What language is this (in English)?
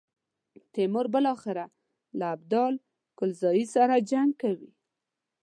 Pashto